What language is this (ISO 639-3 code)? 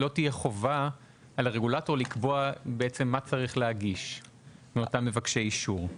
heb